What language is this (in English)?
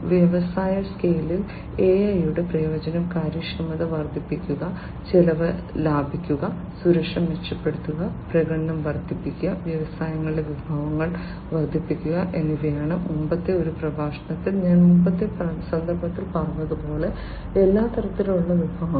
Malayalam